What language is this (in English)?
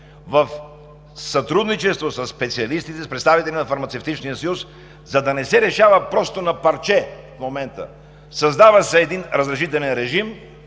Bulgarian